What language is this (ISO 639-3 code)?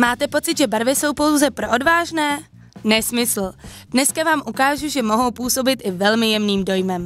ces